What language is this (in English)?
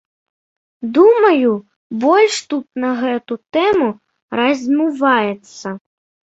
Belarusian